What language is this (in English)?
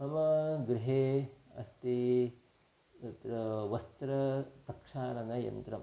Sanskrit